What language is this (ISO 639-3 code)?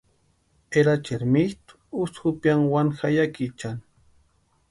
pua